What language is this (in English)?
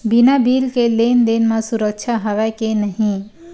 Chhattisgarhi